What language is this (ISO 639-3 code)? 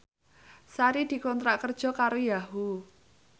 jav